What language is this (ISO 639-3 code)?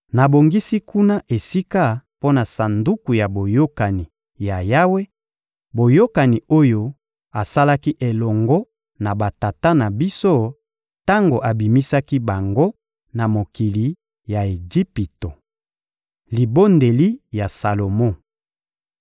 lin